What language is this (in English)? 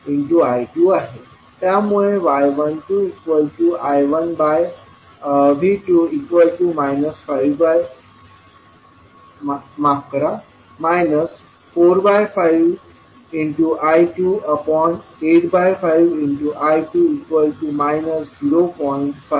Marathi